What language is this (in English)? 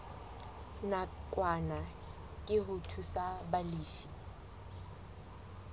Southern Sotho